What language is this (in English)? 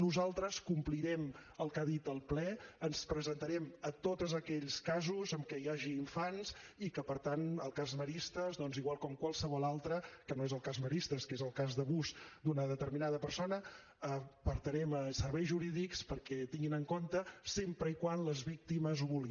Catalan